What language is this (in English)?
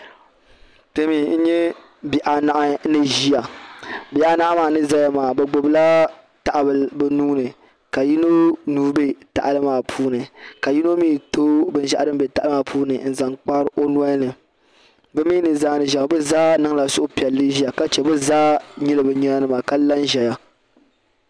Dagbani